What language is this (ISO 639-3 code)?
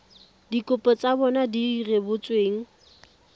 tsn